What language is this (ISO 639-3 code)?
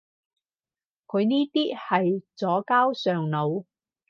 yue